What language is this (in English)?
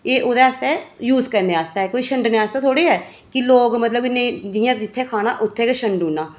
Dogri